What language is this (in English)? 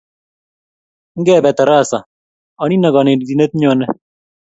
Kalenjin